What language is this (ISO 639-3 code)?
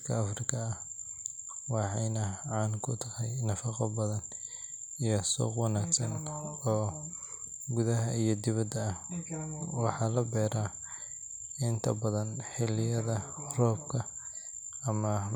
som